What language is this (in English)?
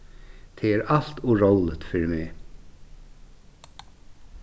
Faroese